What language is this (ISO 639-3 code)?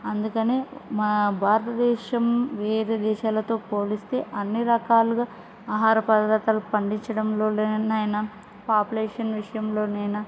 tel